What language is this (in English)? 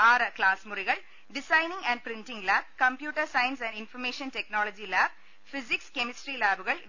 Malayalam